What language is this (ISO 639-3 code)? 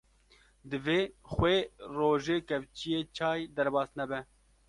kur